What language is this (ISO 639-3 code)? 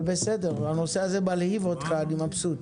heb